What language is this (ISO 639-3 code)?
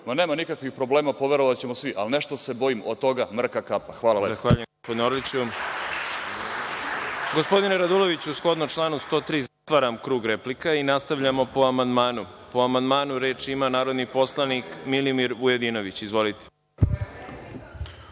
srp